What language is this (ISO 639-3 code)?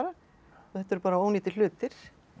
isl